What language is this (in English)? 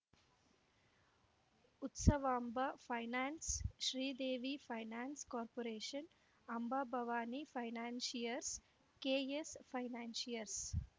Kannada